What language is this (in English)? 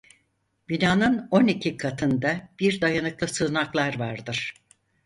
Turkish